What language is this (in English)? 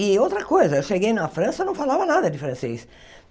Portuguese